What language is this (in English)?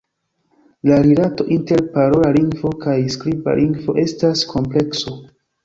Esperanto